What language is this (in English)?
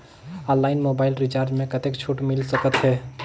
Chhattisgarhi